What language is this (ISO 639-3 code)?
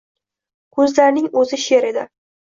uzb